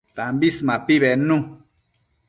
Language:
Matsés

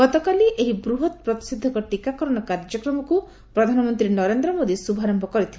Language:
Odia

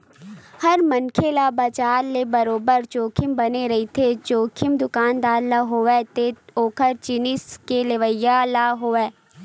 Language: Chhattisgarhi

